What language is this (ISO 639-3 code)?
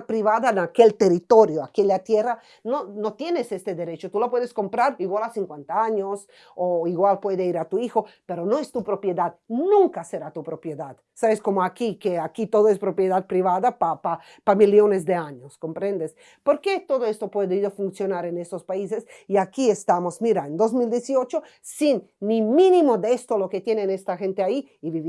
spa